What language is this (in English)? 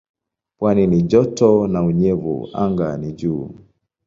Swahili